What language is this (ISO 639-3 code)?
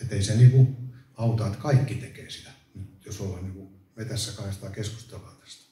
fin